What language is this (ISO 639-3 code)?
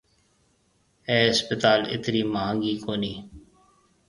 mve